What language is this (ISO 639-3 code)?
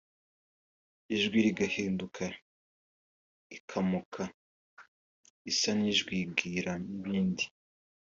kin